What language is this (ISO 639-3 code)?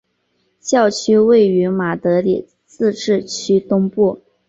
zho